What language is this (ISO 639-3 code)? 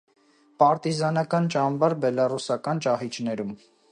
hye